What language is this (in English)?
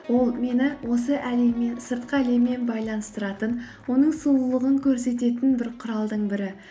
Kazakh